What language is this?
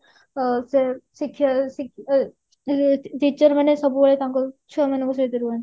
Odia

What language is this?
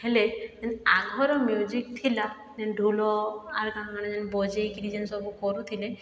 Odia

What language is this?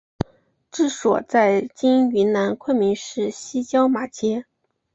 Chinese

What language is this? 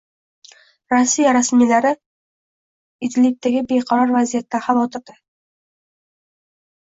Uzbek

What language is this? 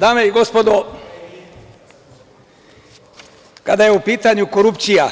Serbian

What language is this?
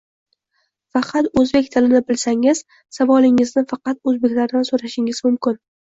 Uzbek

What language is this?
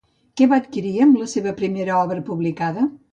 Catalan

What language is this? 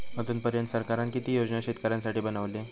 Marathi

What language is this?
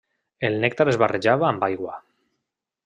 Catalan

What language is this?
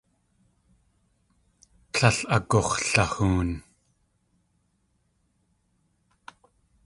Tlingit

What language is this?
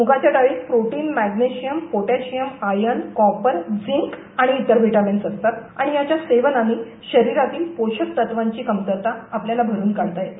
Marathi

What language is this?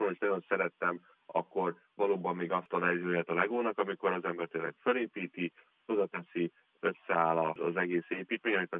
Hungarian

